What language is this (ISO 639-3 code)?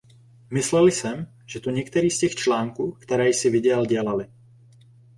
ces